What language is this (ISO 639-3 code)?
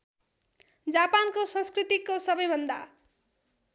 nep